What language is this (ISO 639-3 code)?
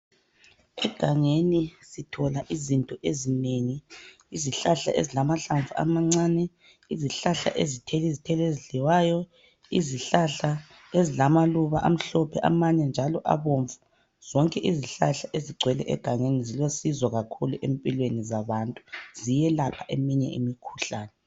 nde